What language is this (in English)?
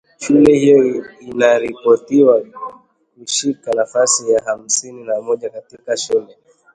Swahili